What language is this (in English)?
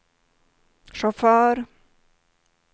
Swedish